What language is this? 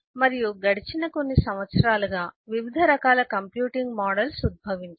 Telugu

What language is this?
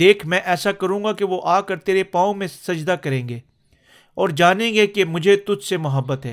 Urdu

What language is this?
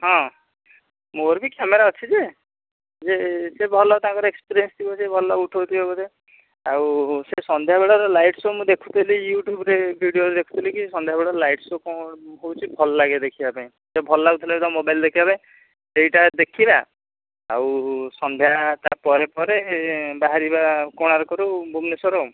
Odia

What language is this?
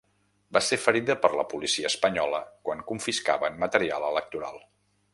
Catalan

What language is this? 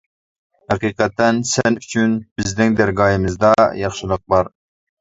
Uyghur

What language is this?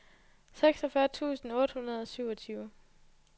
Danish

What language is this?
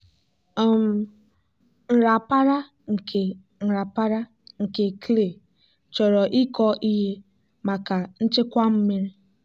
Igbo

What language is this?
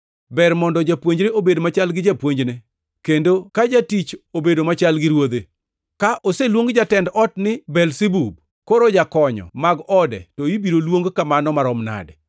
Luo (Kenya and Tanzania)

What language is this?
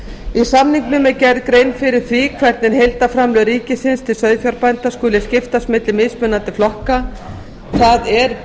Icelandic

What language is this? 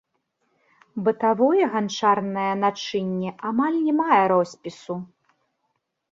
Belarusian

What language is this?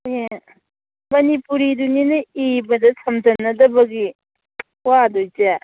Manipuri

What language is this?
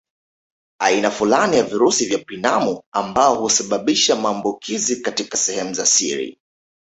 Swahili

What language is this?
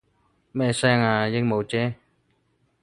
Cantonese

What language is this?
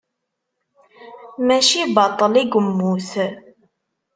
Kabyle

